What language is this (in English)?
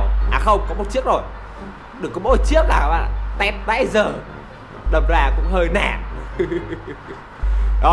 Vietnamese